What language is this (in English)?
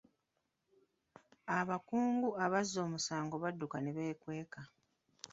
Ganda